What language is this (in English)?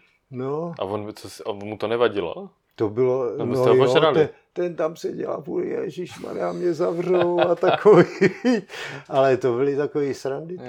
Czech